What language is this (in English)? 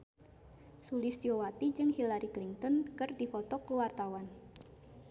Sundanese